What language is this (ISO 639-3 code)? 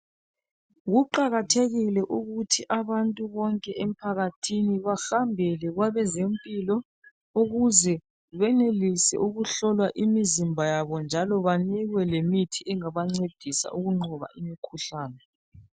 nde